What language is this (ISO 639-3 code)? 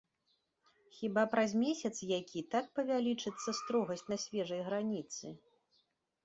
bel